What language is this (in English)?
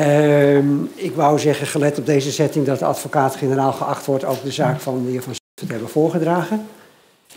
Dutch